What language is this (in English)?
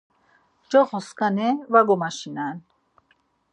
Laz